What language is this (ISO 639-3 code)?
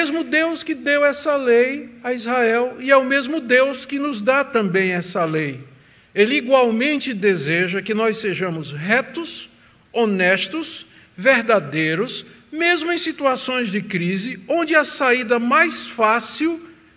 por